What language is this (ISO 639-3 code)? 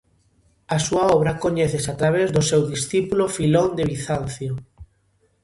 glg